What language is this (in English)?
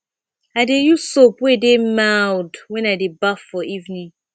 Nigerian Pidgin